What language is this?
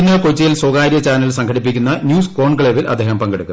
Malayalam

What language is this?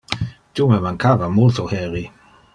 Interlingua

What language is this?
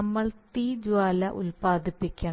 Malayalam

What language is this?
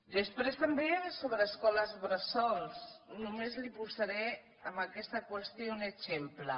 Catalan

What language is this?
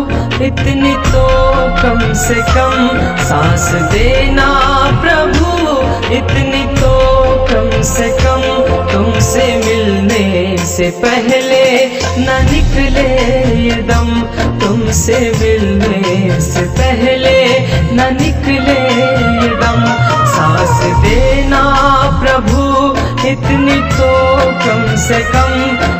Hindi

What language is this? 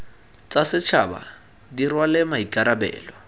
Tswana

